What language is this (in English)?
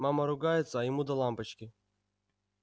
Russian